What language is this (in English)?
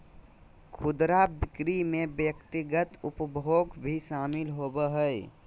Magahi